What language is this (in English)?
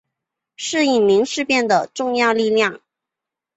Chinese